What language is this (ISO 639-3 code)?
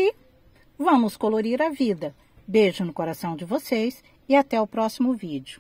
por